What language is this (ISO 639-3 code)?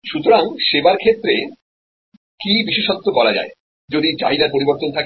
ben